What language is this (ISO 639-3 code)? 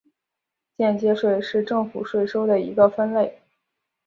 zho